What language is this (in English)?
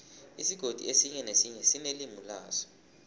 South Ndebele